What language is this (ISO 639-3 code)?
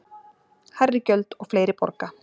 isl